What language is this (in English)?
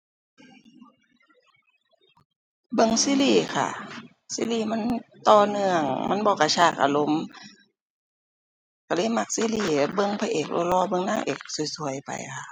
Thai